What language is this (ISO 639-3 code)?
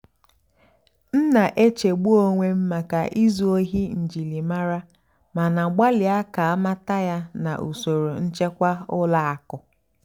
ibo